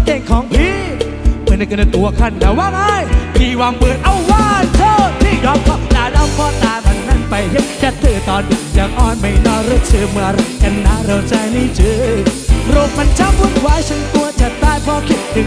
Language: Thai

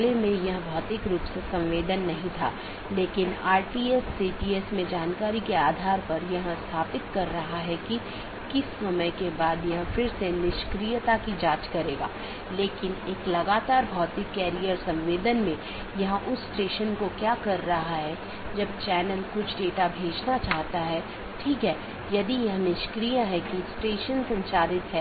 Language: Hindi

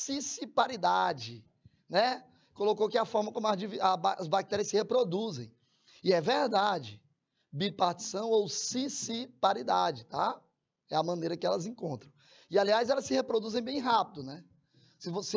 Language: Portuguese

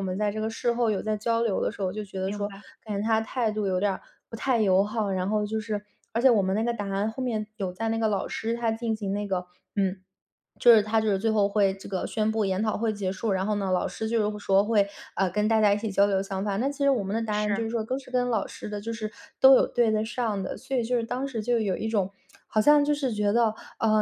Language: Chinese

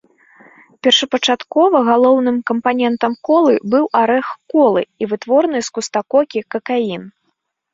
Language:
Belarusian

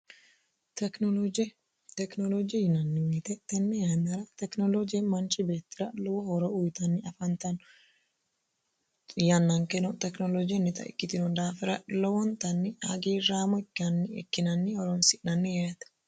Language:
Sidamo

